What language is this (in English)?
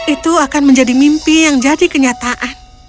Indonesian